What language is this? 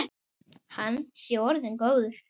Icelandic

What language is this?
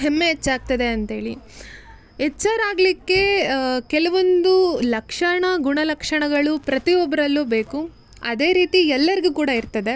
Kannada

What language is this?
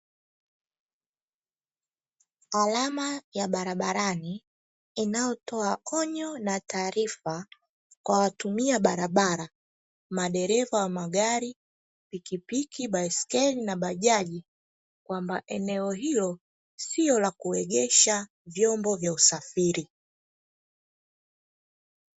Swahili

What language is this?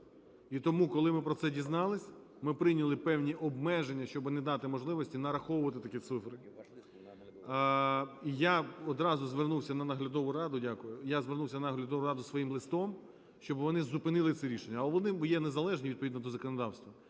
Ukrainian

